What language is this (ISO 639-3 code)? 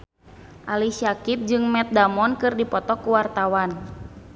sun